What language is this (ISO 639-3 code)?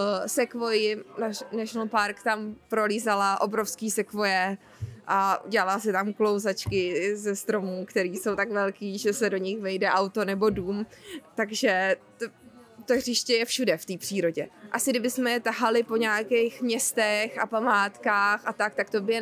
ces